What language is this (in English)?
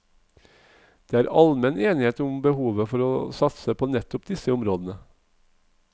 Norwegian